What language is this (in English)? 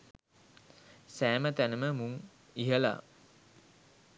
Sinhala